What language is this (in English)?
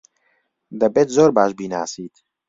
Central Kurdish